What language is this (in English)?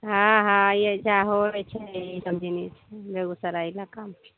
Maithili